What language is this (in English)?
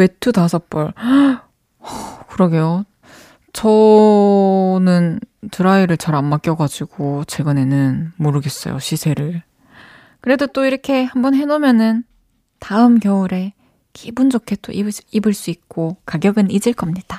Korean